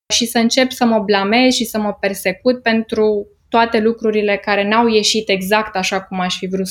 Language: Romanian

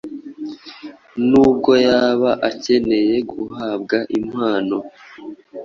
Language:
Kinyarwanda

